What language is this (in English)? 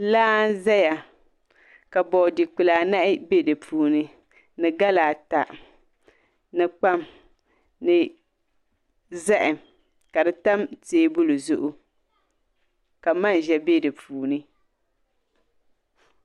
Dagbani